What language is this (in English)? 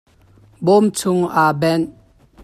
Hakha Chin